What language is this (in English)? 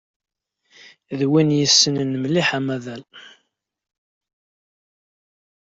Kabyle